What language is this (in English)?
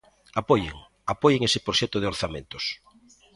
Galician